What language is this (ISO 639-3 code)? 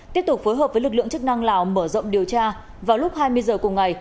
vie